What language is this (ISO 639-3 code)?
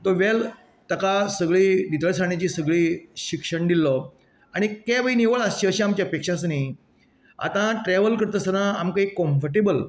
kok